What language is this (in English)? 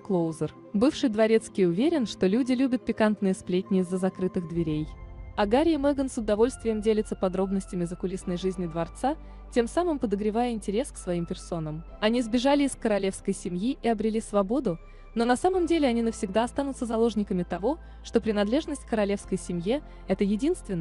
Russian